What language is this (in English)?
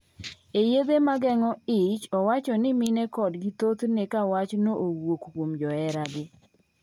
Luo (Kenya and Tanzania)